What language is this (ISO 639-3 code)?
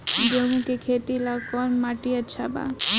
bho